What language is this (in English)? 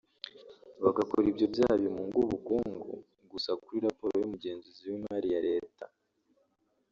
Kinyarwanda